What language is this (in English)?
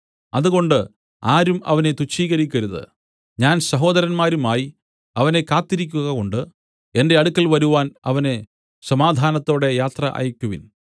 Malayalam